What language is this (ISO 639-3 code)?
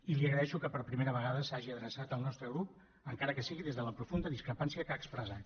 cat